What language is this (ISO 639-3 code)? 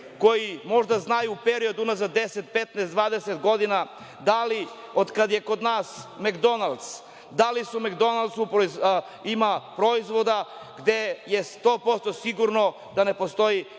srp